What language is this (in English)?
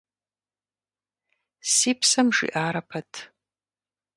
Kabardian